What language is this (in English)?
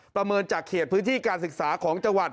Thai